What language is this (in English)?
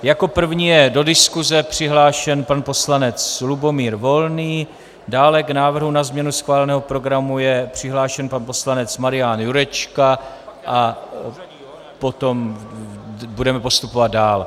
Czech